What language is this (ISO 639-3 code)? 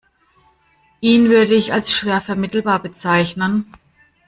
deu